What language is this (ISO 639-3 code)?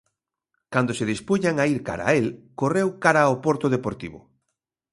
glg